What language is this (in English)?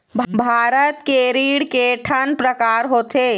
Chhattisgarhi